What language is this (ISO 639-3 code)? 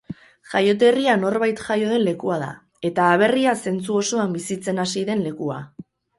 eus